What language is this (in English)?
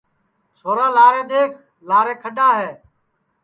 Sansi